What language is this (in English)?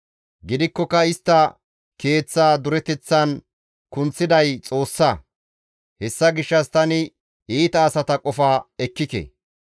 Gamo